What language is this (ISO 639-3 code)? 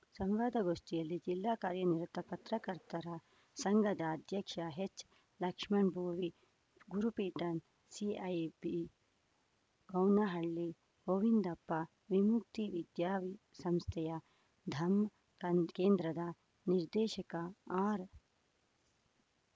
kan